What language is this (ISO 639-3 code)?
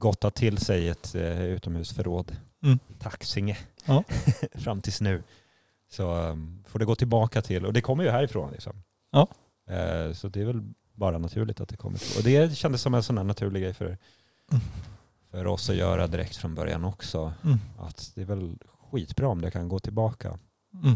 swe